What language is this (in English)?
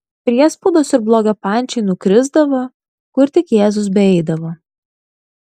Lithuanian